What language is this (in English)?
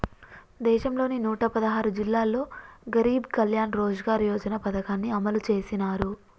Telugu